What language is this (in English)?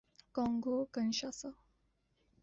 Urdu